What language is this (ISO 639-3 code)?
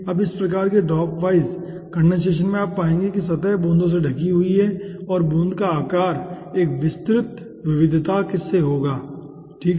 hin